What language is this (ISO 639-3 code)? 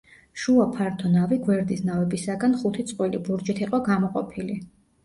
kat